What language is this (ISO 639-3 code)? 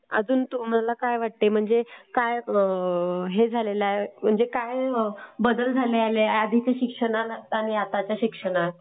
mar